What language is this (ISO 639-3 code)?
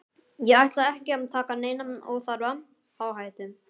isl